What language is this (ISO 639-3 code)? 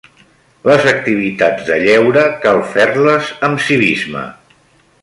cat